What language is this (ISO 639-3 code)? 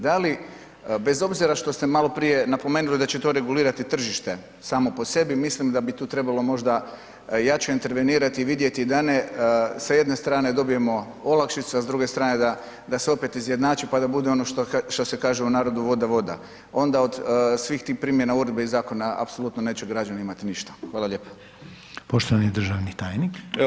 hrv